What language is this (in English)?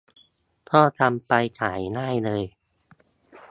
Thai